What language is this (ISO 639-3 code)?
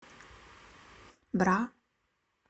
rus